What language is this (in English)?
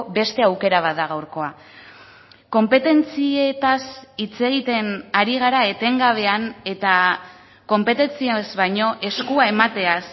Basque